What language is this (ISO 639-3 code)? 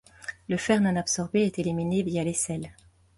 fra